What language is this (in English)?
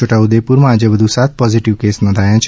Gujarati